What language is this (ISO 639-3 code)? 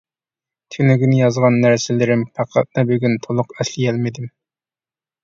uig